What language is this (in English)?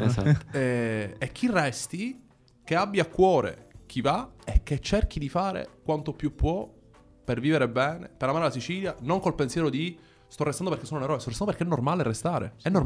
Italian